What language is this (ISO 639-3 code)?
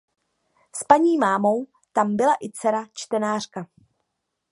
ces